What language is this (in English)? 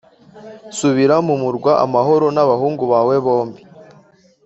Kinyarwanda